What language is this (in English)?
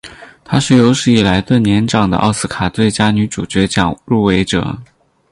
Chinese